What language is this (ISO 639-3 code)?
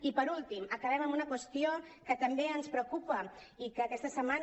cat